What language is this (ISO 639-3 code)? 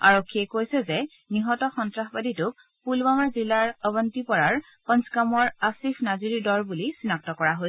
asm